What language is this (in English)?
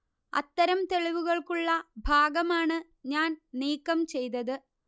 Malayalam